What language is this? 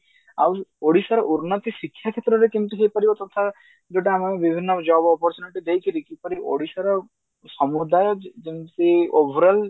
Odia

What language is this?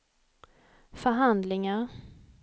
Swedish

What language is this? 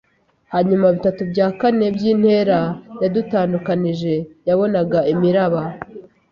Kinyarwanda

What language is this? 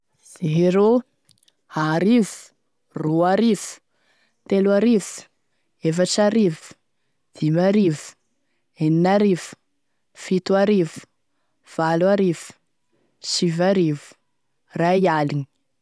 Tesaka Malagasy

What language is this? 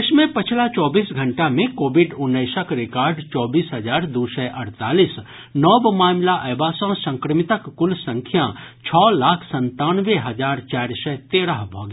Maithili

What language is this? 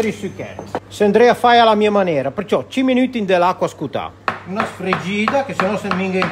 Italian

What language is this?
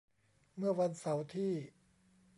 Thai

